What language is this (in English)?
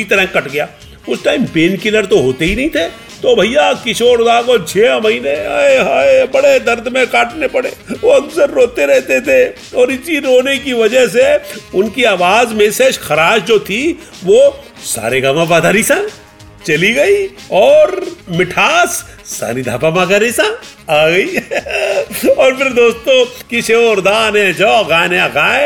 Hindi